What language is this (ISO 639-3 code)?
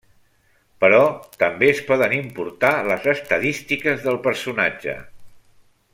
cat